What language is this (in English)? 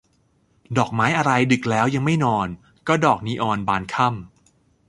Thai